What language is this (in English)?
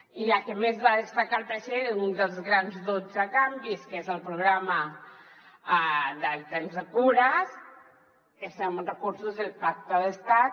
Catalan